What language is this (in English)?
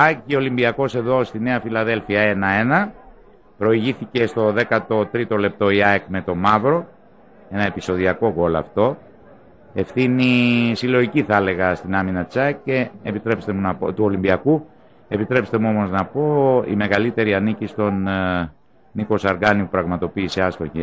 Greek